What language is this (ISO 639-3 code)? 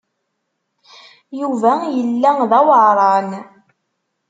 kab